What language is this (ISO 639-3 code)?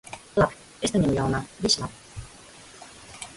lav